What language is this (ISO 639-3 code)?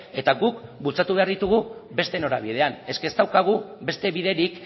eus